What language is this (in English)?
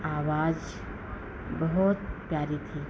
Hindi